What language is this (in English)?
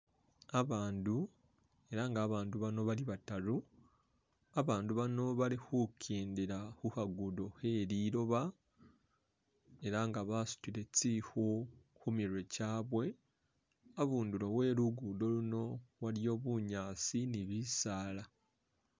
Masaaba